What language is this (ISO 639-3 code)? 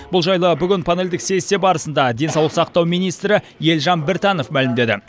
kaz